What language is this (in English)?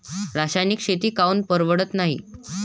Marathi